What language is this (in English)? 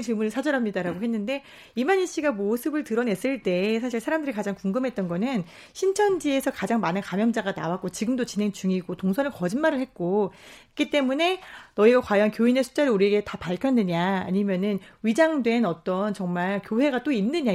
Korean